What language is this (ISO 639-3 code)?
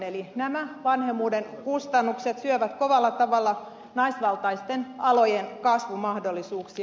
fin